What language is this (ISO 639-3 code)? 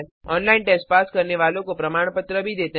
hin